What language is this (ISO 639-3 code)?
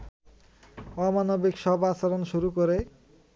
ben